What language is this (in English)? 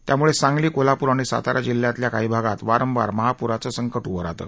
Marathi